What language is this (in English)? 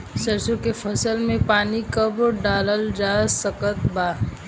Bhojpuri